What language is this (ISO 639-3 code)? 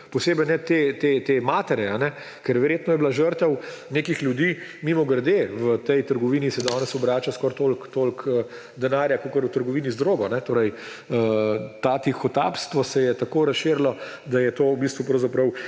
slv